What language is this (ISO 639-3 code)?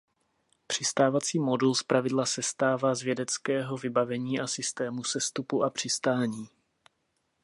ces